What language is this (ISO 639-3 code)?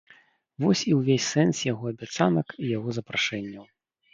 bel